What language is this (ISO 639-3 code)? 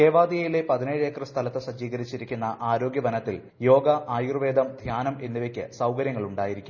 mal